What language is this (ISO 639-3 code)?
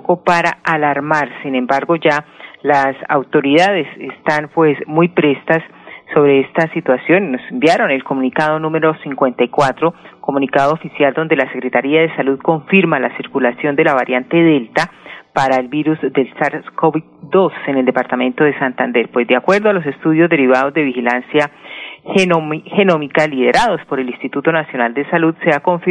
spa